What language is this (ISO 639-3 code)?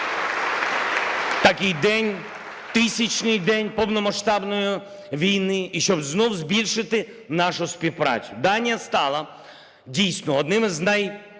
ukr